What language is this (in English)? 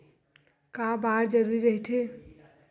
Chhattisgarhi